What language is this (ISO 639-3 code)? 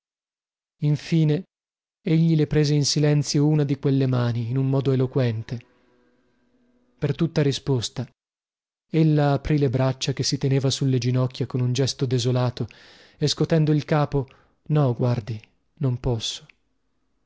ita